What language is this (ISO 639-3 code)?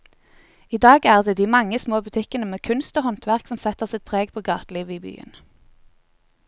nor